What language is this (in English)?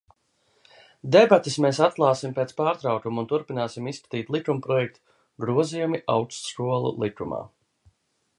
Latvian